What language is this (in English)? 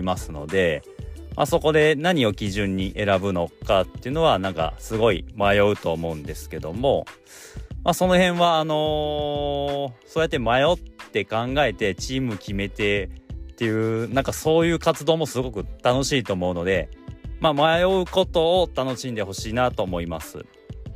Japanese